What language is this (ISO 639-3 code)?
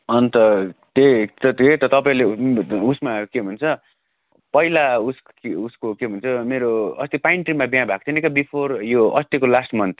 nep